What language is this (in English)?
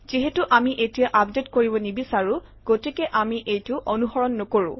Assamese